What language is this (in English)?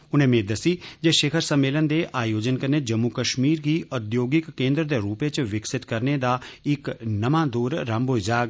Dogri